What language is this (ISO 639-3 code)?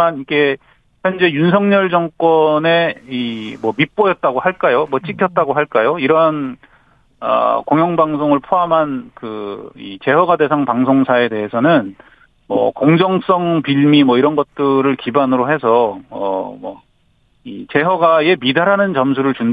kor